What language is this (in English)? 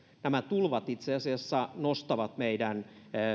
Finnish